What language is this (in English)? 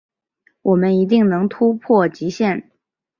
Chinese